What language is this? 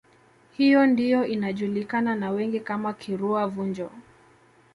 Swahili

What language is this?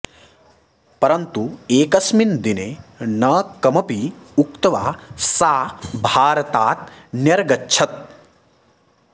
Sanskrit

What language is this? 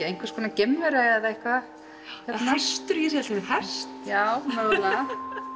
Icelandic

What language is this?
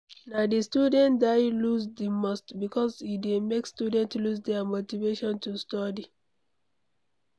Nigerian Pidgin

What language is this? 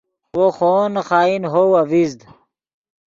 Yidgha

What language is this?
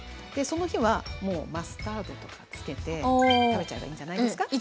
Japanese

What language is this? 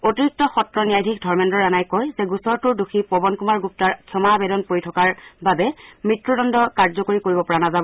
Assamese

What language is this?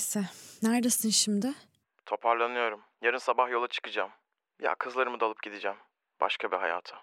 Turkish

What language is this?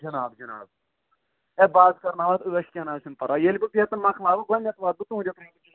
Kashmiri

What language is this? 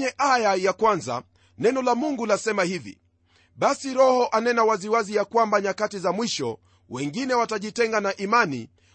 Swahili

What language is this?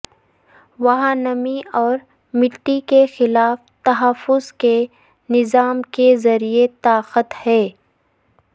Urdu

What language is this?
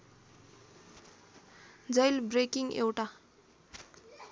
Nepali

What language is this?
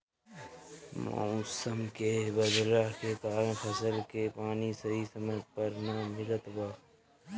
Bhojpuri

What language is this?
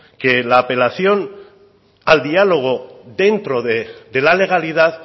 Spanish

